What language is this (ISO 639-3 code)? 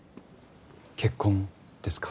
jpn